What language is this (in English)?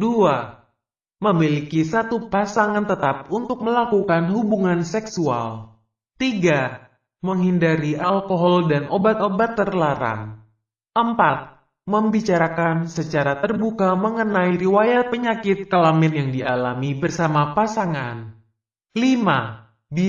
Indonesian